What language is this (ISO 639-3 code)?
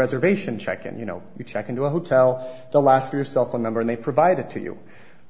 eng